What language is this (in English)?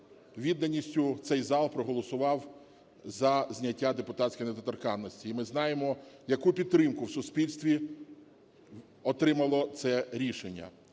Ukrainian